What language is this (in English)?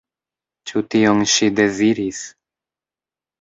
Esperanto